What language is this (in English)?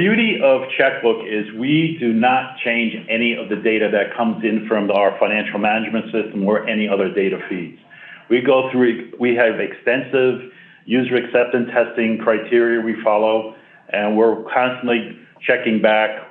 English